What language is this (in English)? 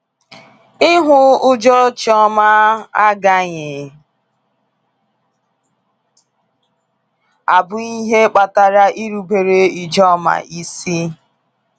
Igbo